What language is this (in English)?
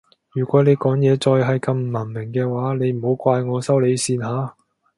Cantonese